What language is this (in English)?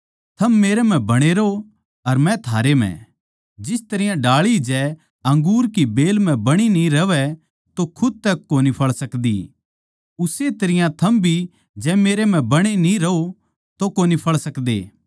Haryanvi